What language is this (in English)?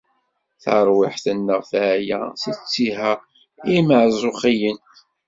Kabyle